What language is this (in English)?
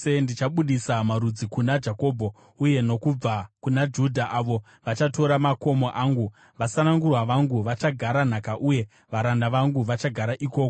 Shona